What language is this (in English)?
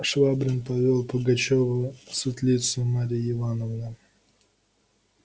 Russian